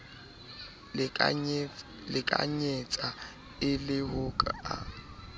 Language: Southern Sotho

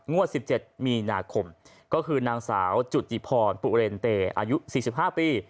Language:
Thai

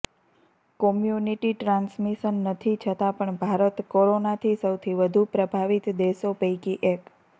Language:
Gujarati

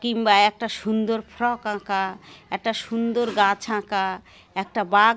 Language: Bangla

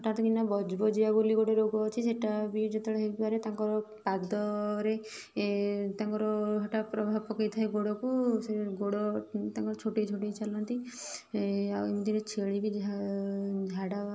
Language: Odia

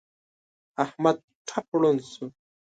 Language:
Pashto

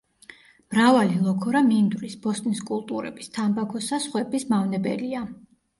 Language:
Georgian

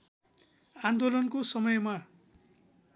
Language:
Nepali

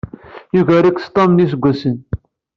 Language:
Kabyle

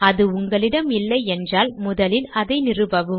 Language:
Tamil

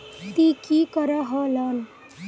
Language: Magahi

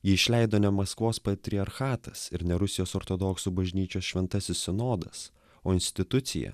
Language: Lithuanian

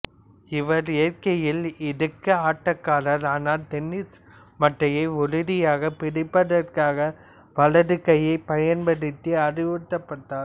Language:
Tamil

